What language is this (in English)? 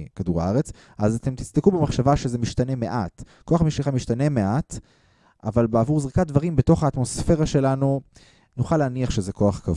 Hebrew